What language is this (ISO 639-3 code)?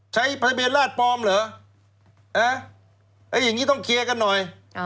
tha